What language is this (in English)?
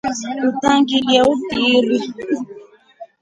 Rombo